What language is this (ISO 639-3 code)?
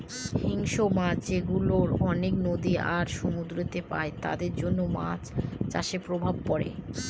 ben